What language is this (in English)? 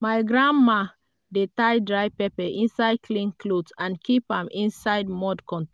Nigerian Pidgin